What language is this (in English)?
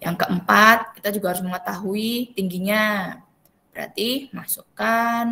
Indonesian